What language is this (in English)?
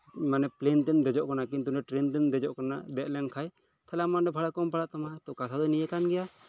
Santali